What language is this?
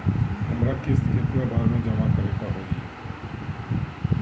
Bhojpuri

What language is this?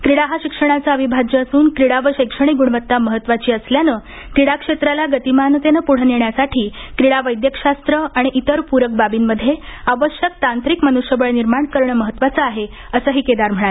Marathi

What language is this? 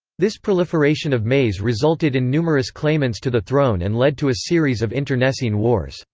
English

